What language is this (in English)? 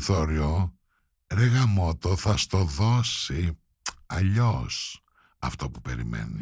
Greek